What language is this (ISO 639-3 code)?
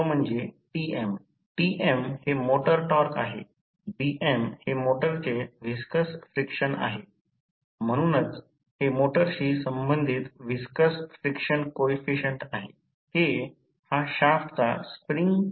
mar